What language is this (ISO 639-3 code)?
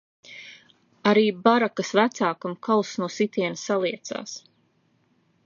lav